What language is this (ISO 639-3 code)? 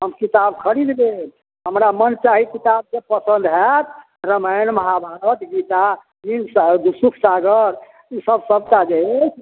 mai